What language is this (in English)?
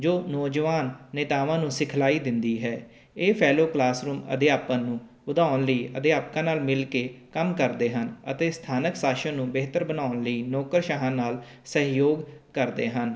Punjabi